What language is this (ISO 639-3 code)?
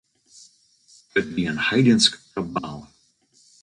fry